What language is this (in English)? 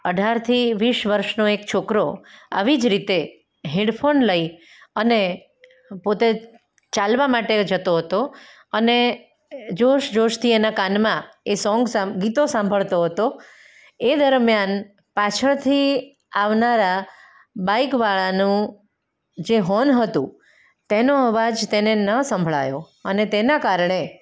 Gujarati